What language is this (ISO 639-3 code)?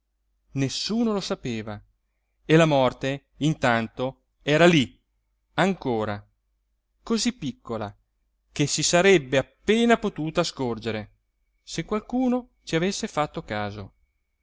ita